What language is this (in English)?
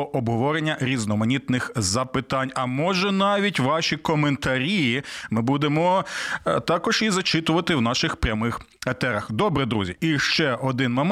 Ukrainian